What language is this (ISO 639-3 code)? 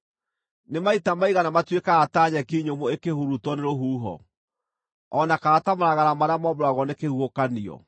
kik